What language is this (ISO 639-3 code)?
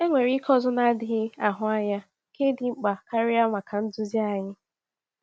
ibo